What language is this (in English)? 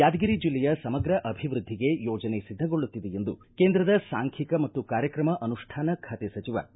Kannada